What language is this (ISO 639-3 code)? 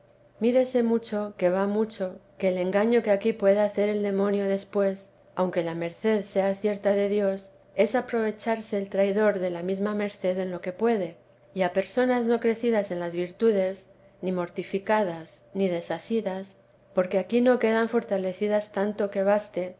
spa